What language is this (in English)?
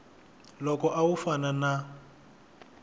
Tsonga